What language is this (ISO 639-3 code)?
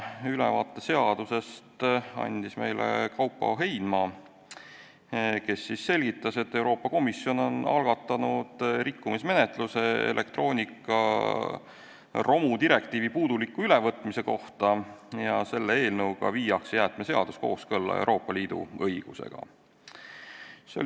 est